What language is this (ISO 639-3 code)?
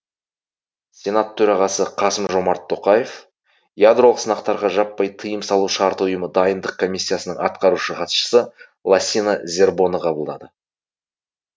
kaz